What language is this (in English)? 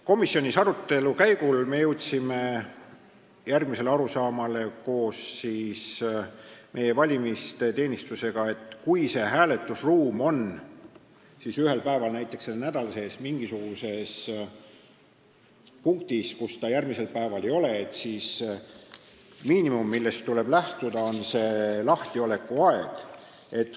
Estonian